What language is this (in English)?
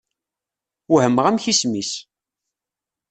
Kabyle